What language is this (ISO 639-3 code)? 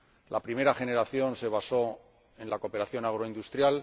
spa